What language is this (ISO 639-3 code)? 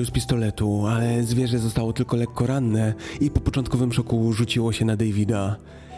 pol